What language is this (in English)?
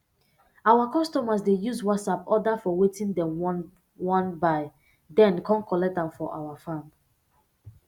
Nigerian Pidgin